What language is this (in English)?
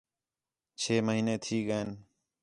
Khetrani